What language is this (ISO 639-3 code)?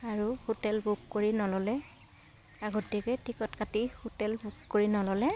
asm